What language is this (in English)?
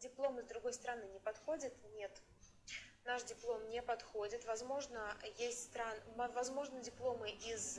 Russian